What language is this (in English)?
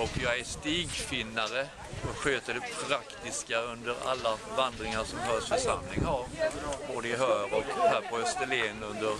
Swedish